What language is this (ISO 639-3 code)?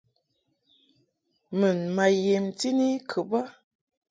mhk